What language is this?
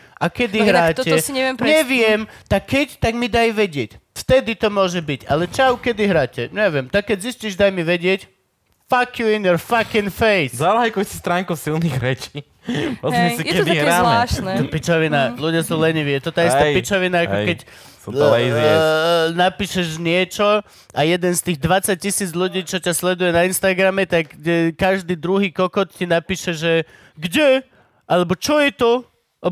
Slovak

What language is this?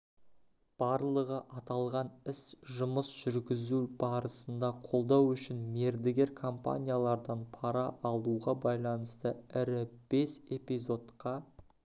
Kazakh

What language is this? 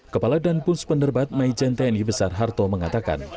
Indonesian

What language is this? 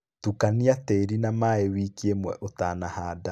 Kikuyu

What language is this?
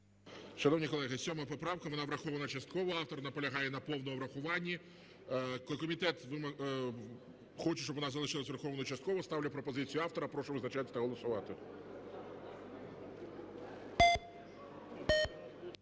Ukrainian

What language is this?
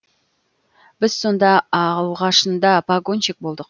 Kazakh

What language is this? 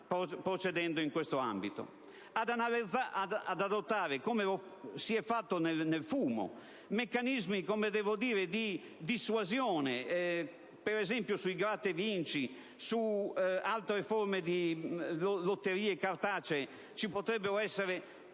Italian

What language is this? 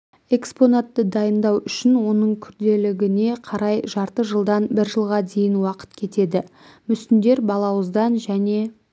Kazakh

